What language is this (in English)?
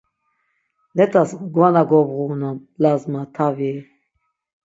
Laz